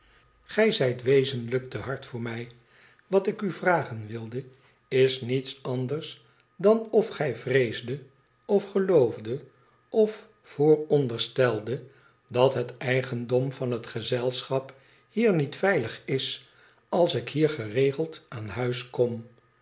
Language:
Dutch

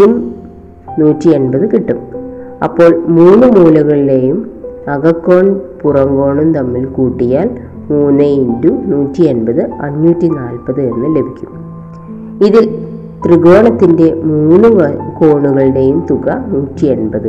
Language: Malayalam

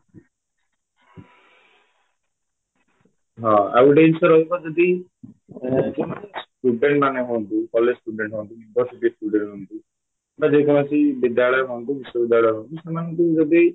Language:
Odia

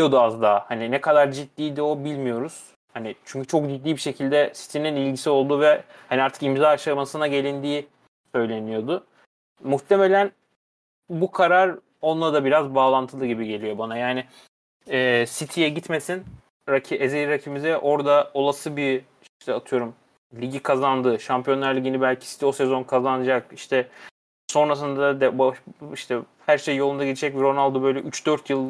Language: Turkish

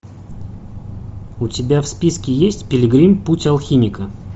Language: Russian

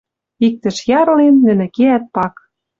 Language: Western Mari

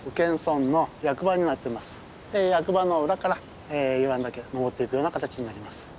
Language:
Japanese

